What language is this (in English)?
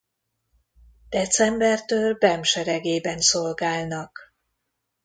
Hungarian